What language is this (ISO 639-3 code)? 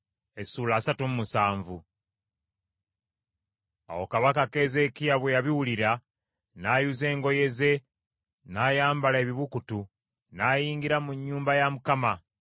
lug